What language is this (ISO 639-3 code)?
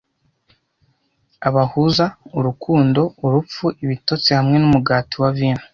kin